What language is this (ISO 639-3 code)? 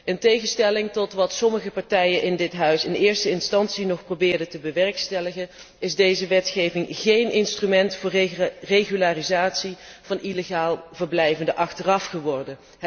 nld